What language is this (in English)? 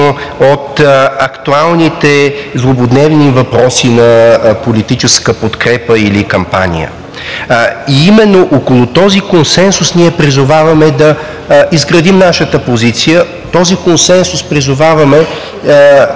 Bulgarian